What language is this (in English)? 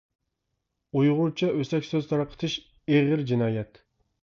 Uyghur